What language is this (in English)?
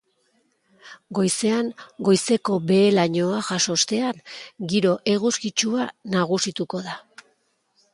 Basque